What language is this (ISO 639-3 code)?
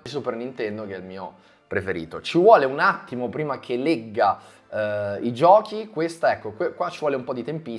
ita